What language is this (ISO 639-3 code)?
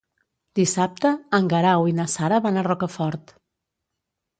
cat